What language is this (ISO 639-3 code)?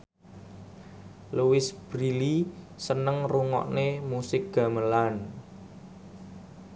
jav